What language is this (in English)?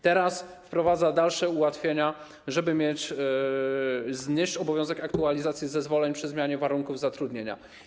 Polish